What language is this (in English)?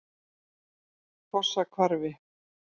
Icelandic